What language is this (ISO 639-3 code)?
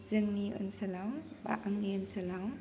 brx